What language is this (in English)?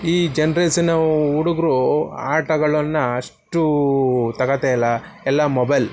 Kannada